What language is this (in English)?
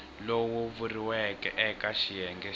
Tsonga